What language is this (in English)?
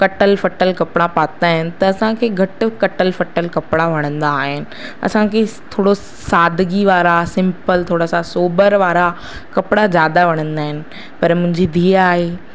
Sindhi